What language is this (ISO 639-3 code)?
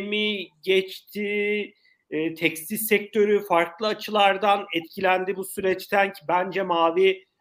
tur